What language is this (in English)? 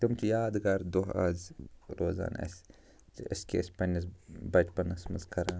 Kashmiri